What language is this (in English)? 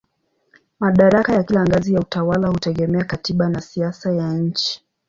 Swahili